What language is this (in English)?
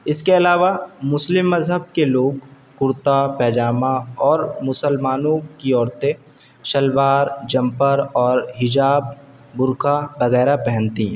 Urdu